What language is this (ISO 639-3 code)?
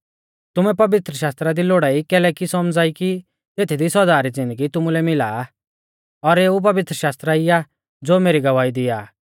bfz